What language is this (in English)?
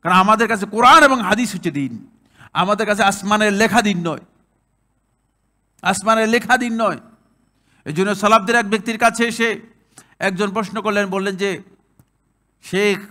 Arabic